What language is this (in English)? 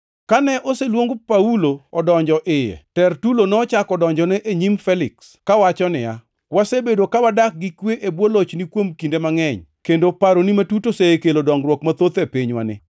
Luo (Kenya and Tanzania)